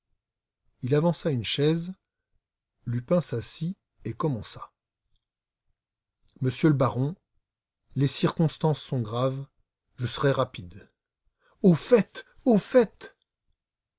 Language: French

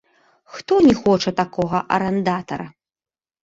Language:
Belarusian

